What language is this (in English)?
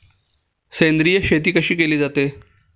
Marathi